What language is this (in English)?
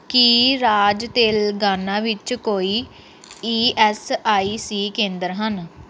Punjabi